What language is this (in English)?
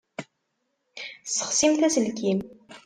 Kabyle